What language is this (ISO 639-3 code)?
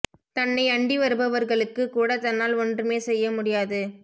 tam